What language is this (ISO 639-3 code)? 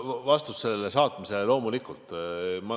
est